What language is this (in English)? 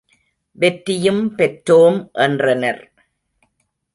Tamil